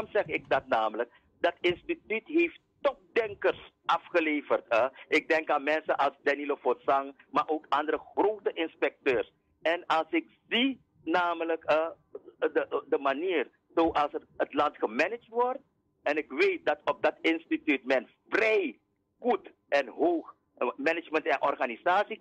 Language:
Dutch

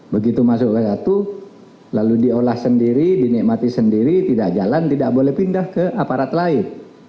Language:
Indonesian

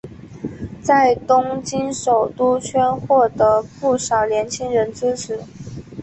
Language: Chinese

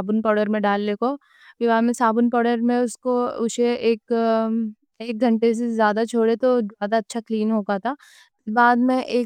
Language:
Deccan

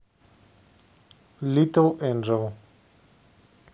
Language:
Russian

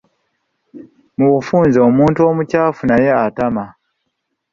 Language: Ganda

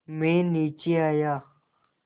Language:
Hindi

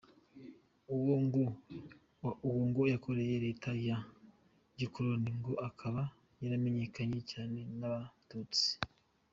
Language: Kinyarwanda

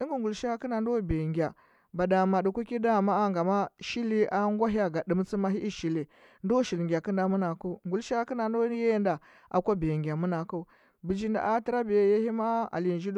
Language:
Huba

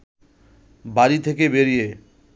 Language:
Bangla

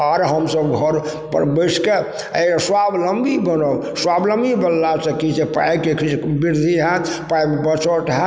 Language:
Maithili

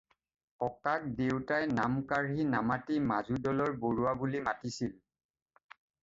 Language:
Assamese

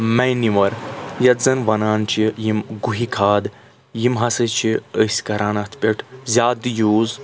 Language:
Kashmiri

